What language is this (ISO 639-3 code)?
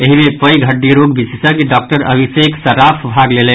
mai